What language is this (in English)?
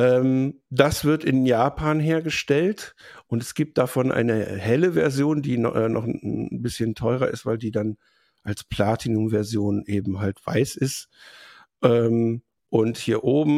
German